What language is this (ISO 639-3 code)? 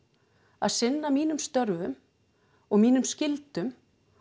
isl